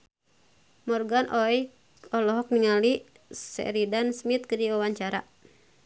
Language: Sundanese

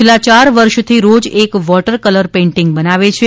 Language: Gujarati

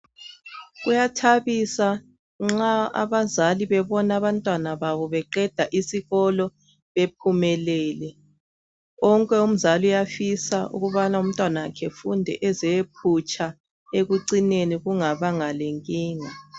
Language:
North Ndebele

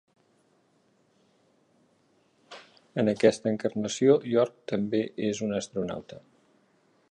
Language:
Catalan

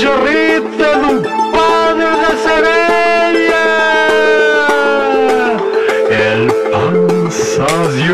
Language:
Romanian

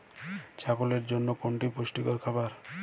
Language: Bangla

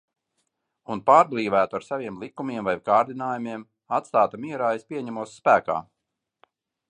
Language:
Latvian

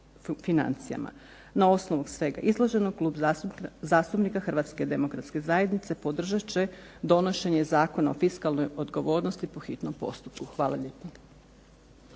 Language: Croatian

